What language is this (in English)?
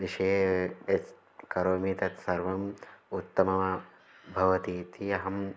Sanskrit